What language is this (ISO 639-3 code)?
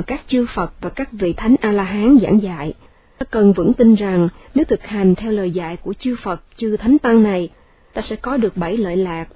vie